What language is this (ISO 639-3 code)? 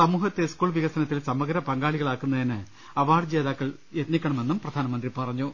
mal